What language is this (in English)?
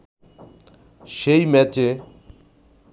Bangla